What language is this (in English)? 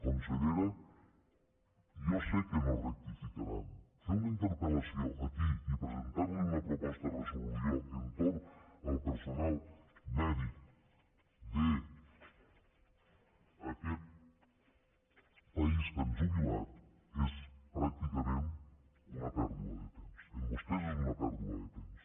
Catalan